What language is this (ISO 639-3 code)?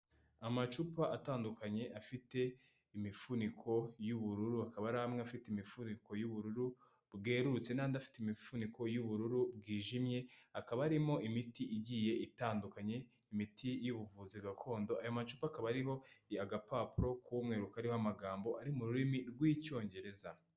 kin